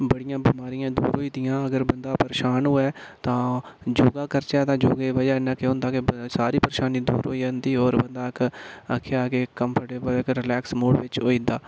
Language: Dogri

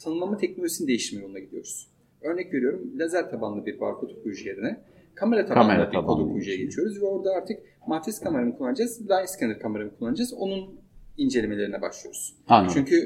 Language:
Turkish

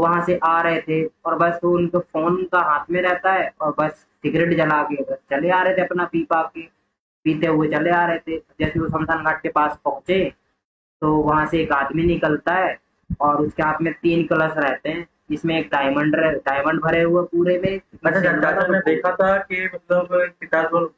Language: Hindi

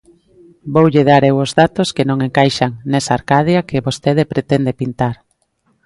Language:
Galician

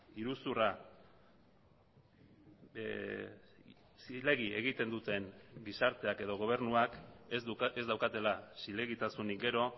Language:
Basque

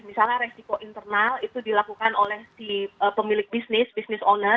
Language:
Indonesian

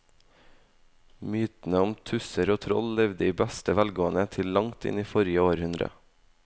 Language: Norwegian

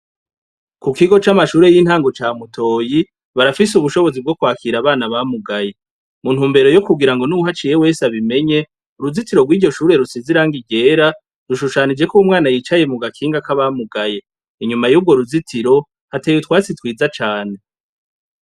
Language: Rundi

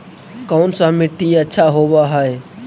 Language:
Magahi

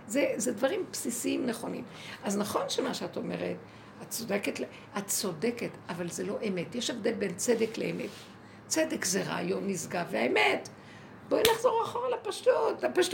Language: Hebrew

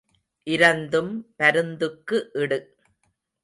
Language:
Tamil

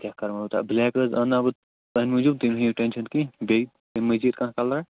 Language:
Kashmiri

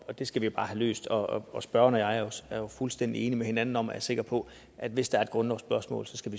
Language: Danish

